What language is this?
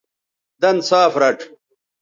Bateri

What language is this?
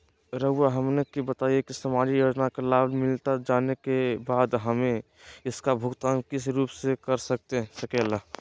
Magahi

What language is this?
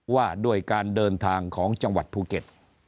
Thai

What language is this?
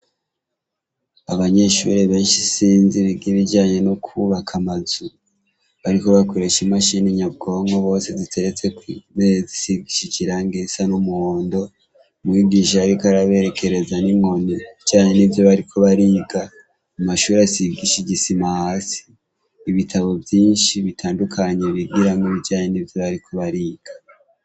Rundi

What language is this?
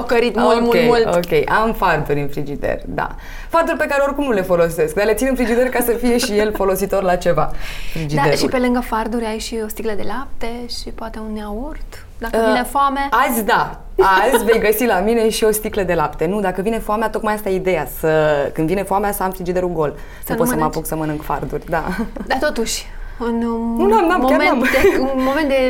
Romanian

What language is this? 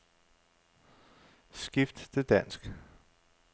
Danish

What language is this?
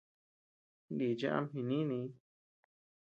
Tepeuxila Cuicatec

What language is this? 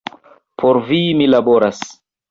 Esperanto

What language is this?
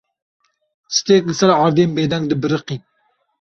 Kurdish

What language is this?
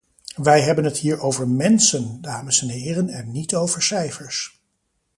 Dutch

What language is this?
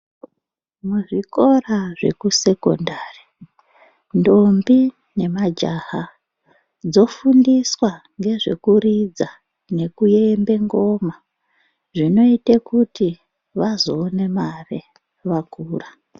Ndau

